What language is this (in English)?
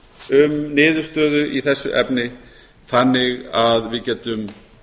Icelandic